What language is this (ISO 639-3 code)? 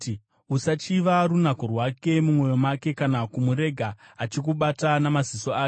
sna